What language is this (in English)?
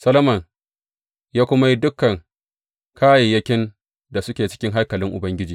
Hausa